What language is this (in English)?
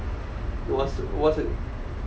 English